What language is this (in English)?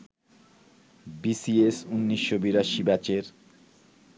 Bangla